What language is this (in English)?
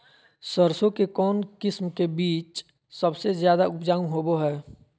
Magahi